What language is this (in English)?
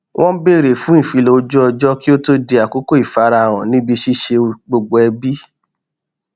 Yoruba